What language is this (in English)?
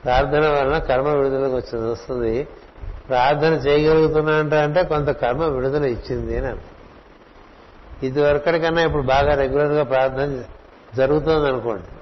Telugu